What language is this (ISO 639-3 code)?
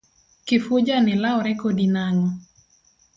luo